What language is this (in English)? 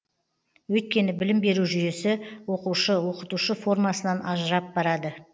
Kazakh